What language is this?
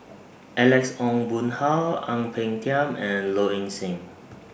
English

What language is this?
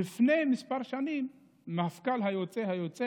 Hebrew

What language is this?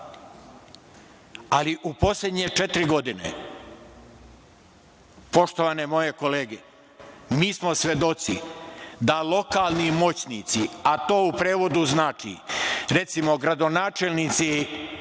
Serbian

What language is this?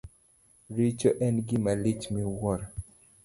Luo (Kenya and Tanzania)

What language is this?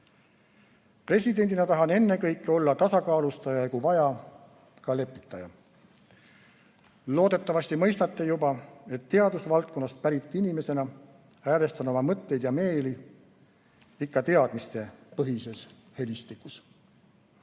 Estonian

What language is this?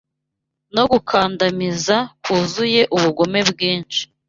Kinyarwanda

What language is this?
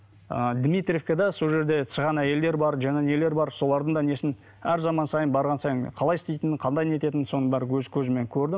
Kazakh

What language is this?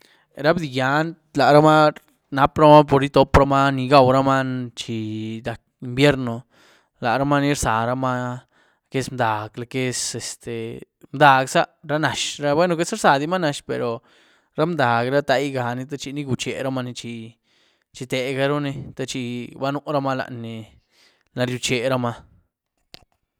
Güilá Zapotec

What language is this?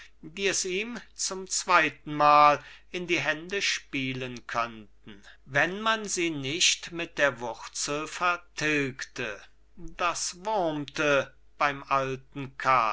German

